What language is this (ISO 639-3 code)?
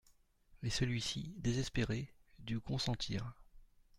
fra